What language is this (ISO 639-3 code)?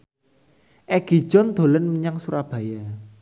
jav